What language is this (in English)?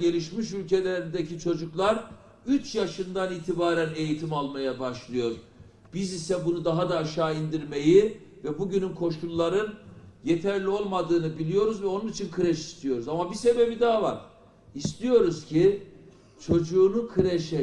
Turkish